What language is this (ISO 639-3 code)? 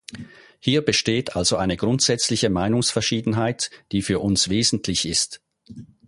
deu